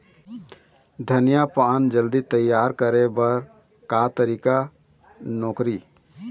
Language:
Chhattisgarhi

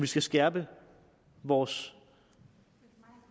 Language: Danish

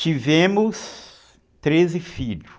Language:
Portuguese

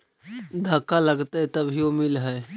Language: Magahi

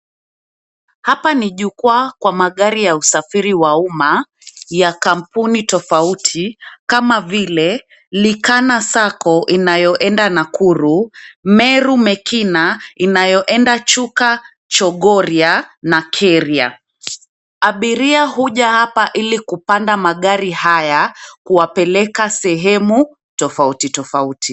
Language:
Swahili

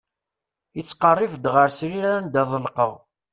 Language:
Kabyle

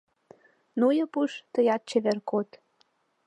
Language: Mari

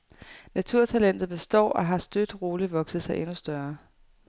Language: Danish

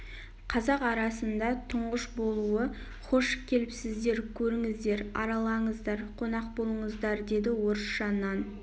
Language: Kazakh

